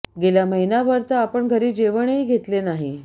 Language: Marathi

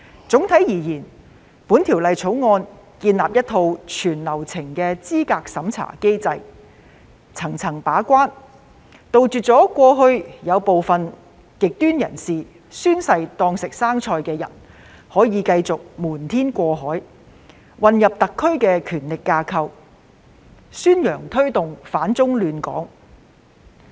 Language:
Cantonese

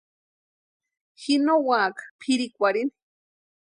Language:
Western Highland Purepecha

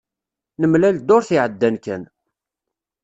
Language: Kabyle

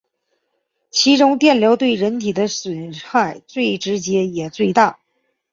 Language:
Chinese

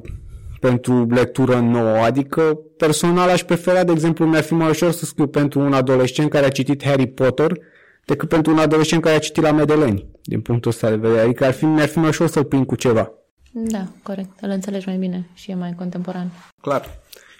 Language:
Romanian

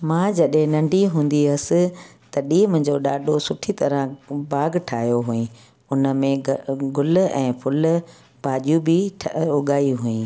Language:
Sindhi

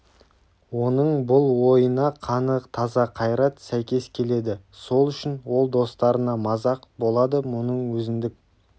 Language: Kazakh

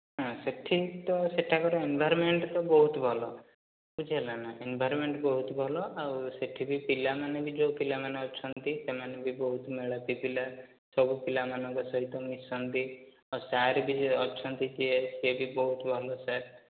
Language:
Odia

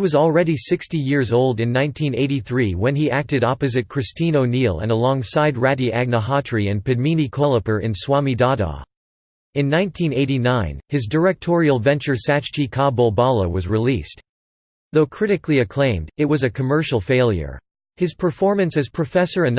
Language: English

